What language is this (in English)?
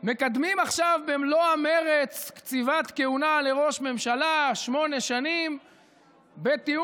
Hebrew